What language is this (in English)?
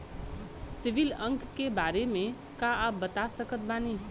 Bhojpuri